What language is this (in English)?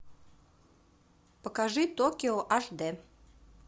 Russian